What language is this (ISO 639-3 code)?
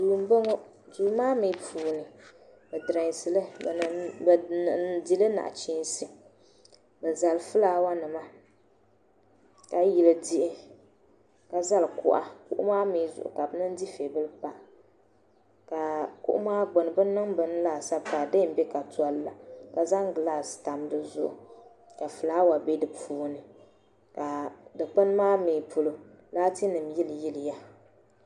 dag